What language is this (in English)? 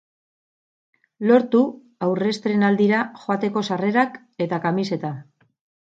Basque